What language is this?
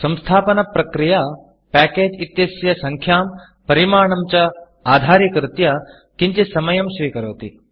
Sanskrit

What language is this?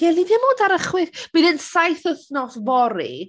Welsh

